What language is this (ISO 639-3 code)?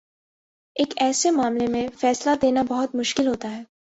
urd